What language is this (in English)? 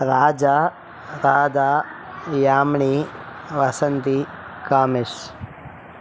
Tamil